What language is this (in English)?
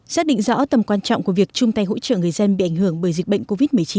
Vietnamese